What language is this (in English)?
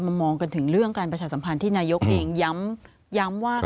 Thai